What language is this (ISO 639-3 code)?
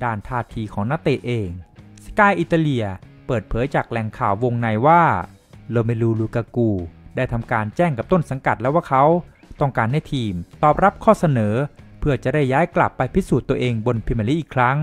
tha